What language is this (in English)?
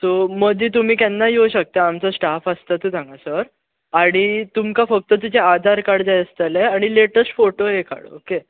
Konkani